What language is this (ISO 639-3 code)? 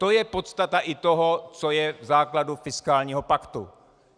ces